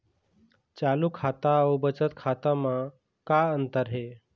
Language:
Chhattisgarhi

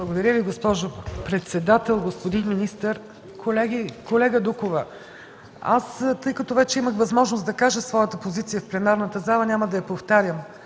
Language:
Bulgarian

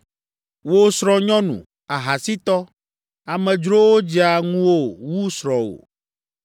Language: Ewe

